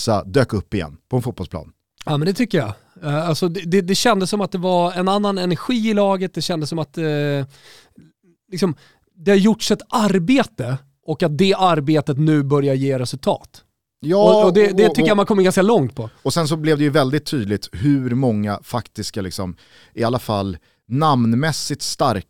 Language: Swedish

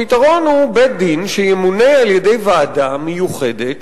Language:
Hebrew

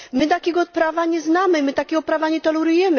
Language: Polish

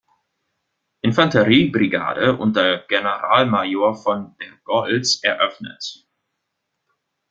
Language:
German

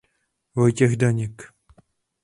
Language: Czech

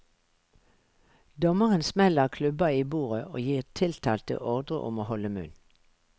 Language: Norwegian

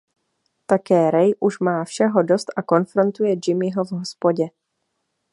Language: Czech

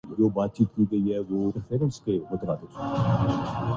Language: Urdu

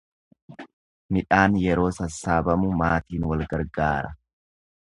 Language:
Oromo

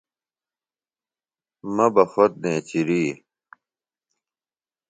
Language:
Phalura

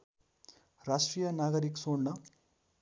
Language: Nepali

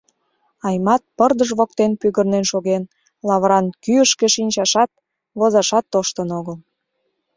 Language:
Mari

